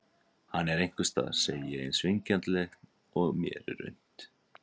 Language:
Icelandic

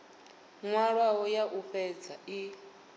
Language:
Venda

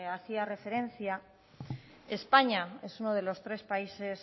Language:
Spanish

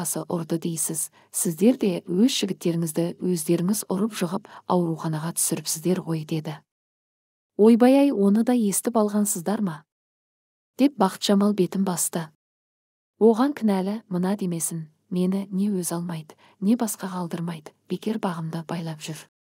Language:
Turkish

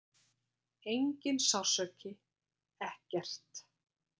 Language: Icelandic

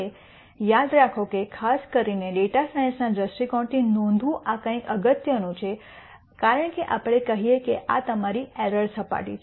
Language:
Gujarati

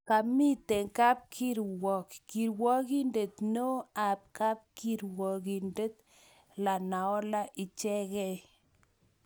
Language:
Kalenjin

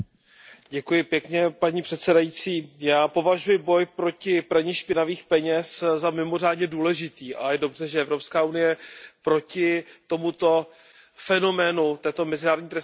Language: Czech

